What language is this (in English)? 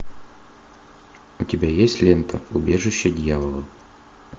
Russian